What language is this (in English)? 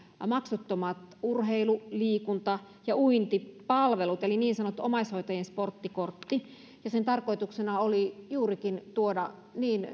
Finnish